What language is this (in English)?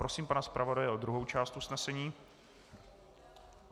Czech